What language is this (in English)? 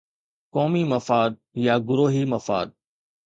Sindhi